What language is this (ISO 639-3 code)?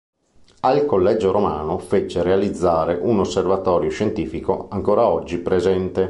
ita